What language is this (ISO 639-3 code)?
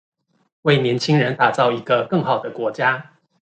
zho